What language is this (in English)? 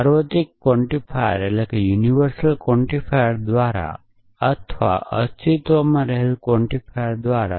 Gujarati